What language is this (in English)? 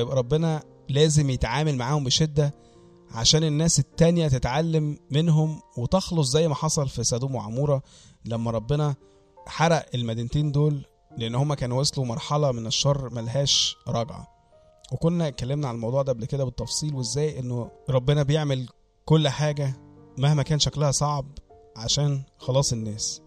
Arabic